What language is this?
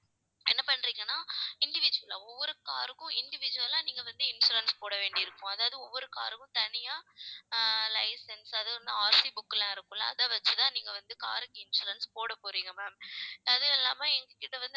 Tamil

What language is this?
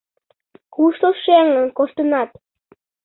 Mari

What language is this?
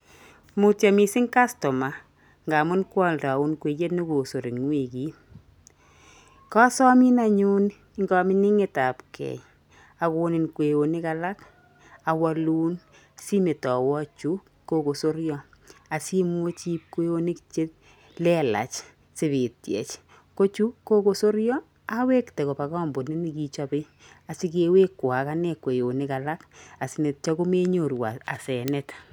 Kalenjin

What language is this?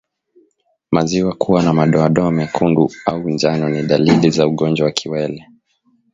Swahili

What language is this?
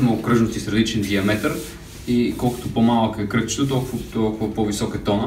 Bulgarian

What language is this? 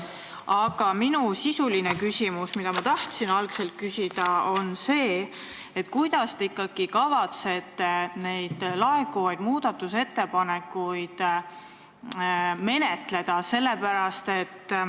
Estonian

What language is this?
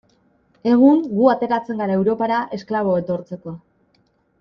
Basque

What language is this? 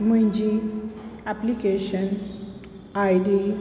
Sindhi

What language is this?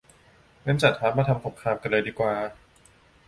Thai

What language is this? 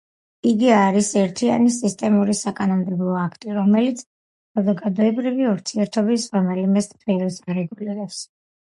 Georgian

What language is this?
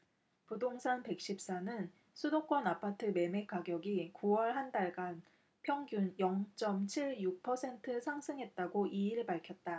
Korean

